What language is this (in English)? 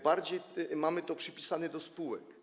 Polish